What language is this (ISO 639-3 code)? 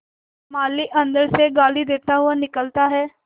hin